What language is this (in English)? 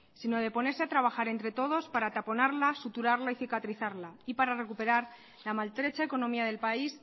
Spanish